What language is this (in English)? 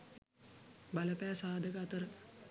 Sinhala